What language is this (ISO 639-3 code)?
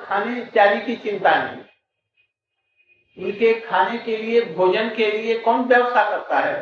hin